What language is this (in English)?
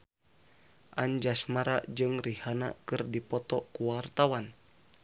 Sundanese